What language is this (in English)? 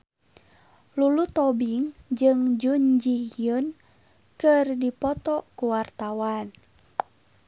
Sundanese